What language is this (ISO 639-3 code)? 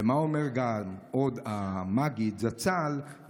heb